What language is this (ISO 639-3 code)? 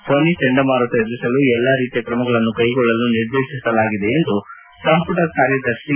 kan